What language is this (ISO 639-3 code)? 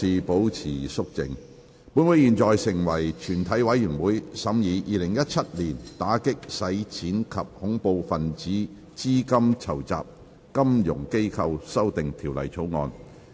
yue